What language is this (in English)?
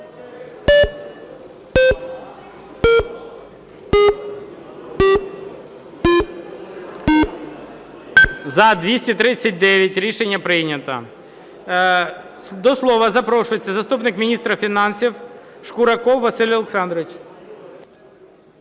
Ukrainian